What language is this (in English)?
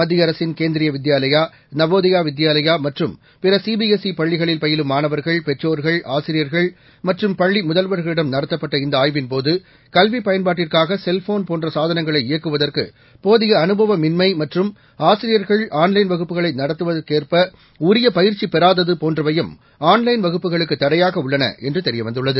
Tamil